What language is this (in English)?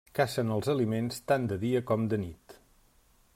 Catalan